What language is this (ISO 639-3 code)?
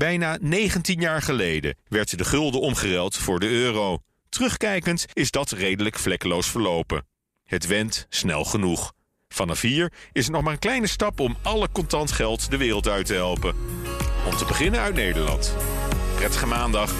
nld